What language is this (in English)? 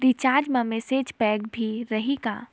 Chhattisgarhi